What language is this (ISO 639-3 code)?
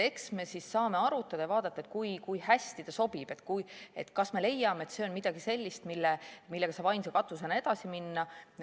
est